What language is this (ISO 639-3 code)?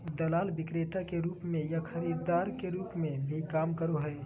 mag